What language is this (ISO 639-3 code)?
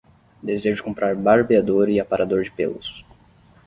por